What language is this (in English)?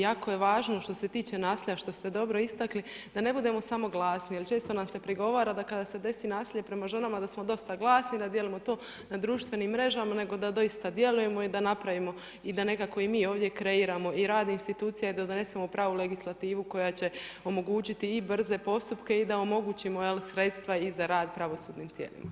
Croatian